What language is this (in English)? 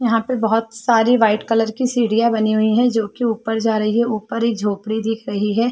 Hindi